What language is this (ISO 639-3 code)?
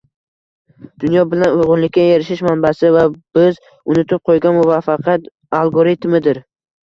uzb